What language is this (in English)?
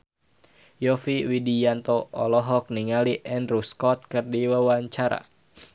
Sundanese